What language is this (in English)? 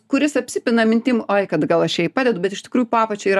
Lithuanian